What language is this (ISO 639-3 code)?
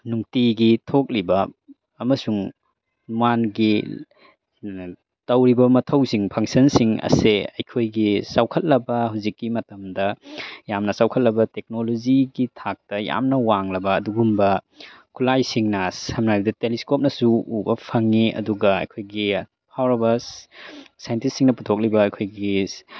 mni